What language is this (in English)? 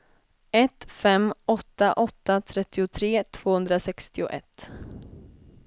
Swedish